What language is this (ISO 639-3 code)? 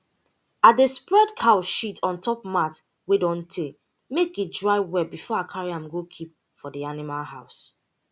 pcm